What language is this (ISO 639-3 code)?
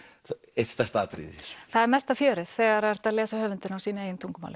isl